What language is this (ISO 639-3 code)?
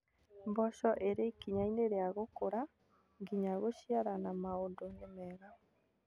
kik